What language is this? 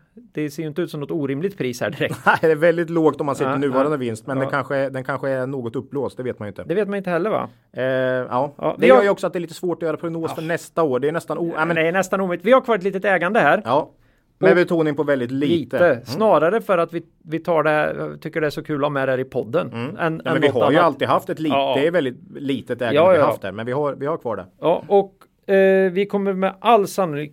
Swedish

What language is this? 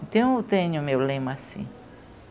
Portuguese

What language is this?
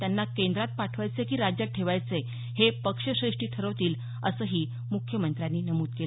Marathi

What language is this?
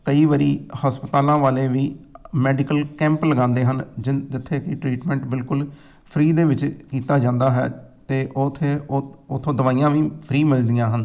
Punjabi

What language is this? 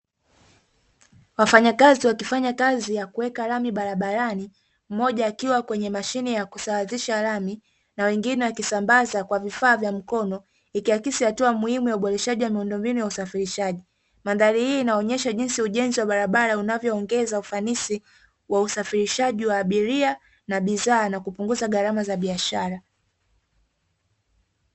Swahili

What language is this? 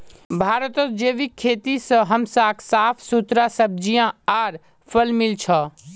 Magahi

